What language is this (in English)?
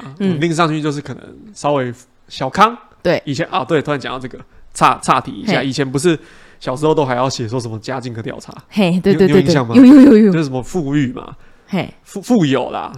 Chinese